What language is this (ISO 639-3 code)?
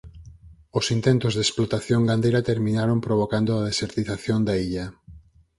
glg